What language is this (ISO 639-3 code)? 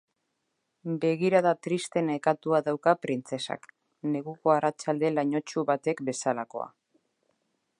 eus